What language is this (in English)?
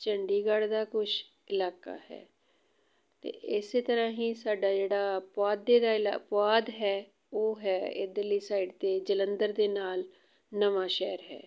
Punjabi